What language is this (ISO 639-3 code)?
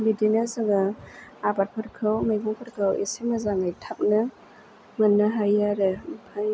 brx